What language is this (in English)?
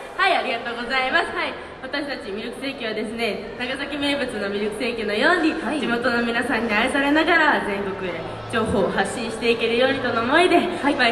Japanese